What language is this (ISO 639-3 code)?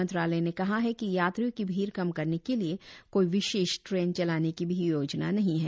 hin